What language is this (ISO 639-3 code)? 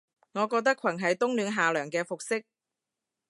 yue